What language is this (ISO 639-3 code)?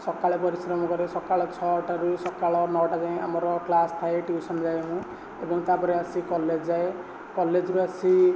ori